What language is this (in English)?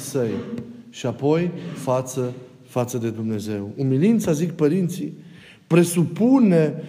Romanian